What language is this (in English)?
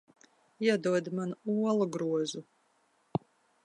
Latvian